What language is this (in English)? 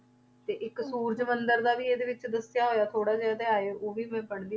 Punjabi